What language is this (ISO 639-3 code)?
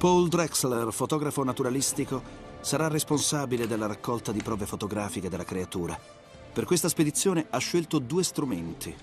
ita